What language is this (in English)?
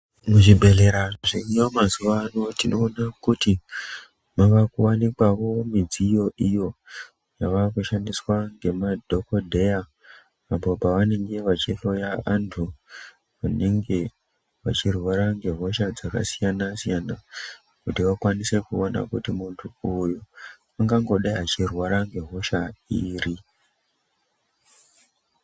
Ndau